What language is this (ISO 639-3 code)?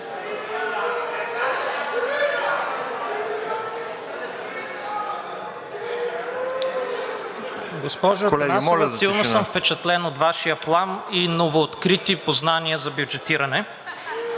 bul